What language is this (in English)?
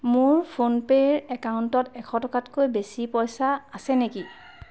Assamese